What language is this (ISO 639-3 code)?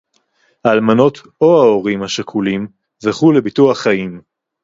heb